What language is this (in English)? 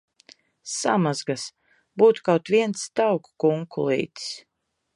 Latvian